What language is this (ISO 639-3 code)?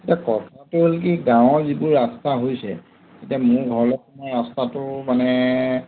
asm